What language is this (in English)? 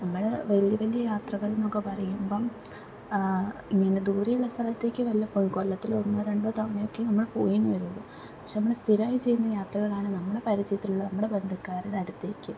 Malayalam